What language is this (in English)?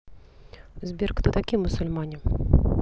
Russian